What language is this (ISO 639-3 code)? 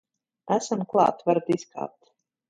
lav